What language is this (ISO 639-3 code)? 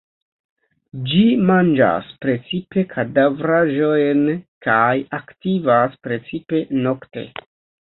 epo